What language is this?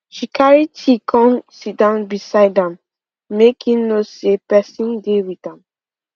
Nigerian Pidgin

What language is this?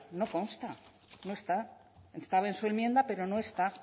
Spanish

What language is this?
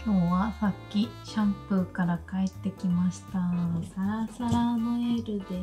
Japanese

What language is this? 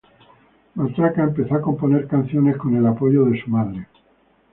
Spanish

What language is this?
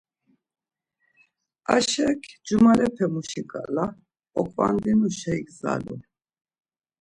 Laz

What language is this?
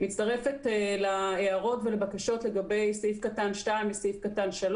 Hebrew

